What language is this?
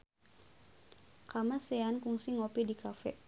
Sundanese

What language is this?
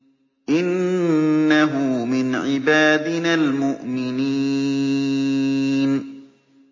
Arabic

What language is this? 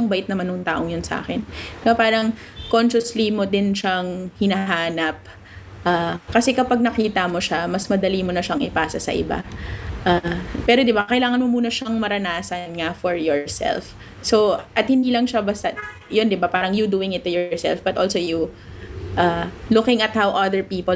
Filipino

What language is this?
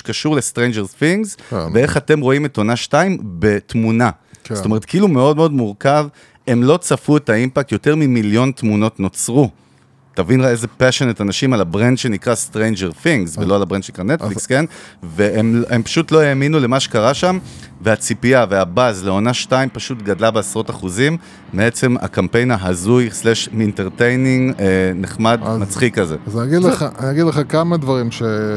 Hebrew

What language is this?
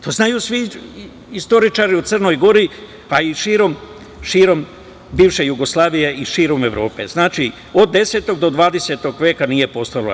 Serbian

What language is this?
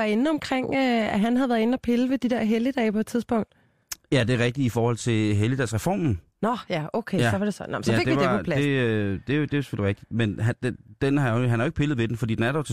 Danish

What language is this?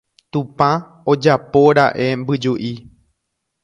Guarani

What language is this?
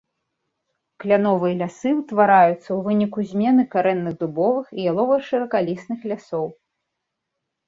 Belarusian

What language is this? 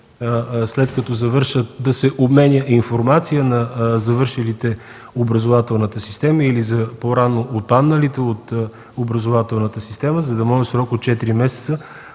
Bulgarian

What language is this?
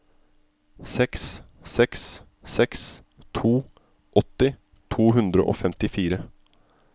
Norwegian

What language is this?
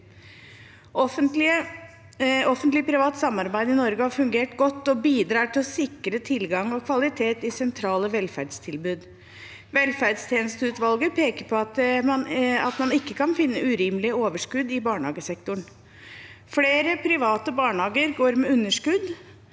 Norwegian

